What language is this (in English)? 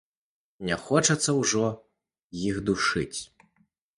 Belarusian